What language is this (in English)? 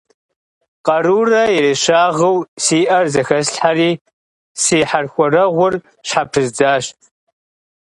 Kabardian